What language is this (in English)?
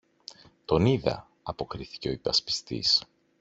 Greek